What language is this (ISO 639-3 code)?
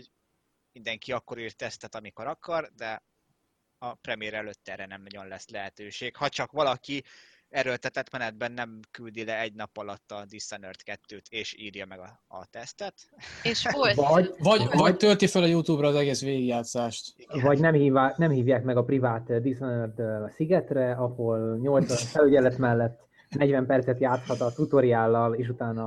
hun